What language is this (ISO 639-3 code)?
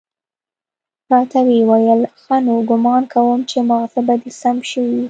pus